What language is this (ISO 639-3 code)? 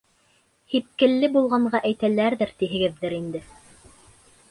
bak